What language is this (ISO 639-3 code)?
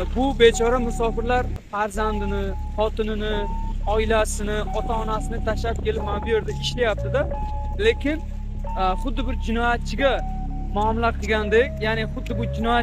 tur